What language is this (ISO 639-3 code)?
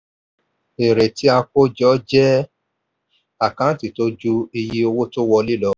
yor